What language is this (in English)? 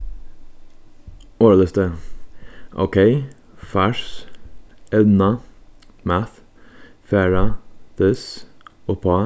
Faroese